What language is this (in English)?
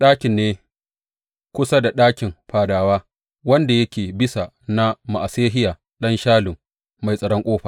Hausa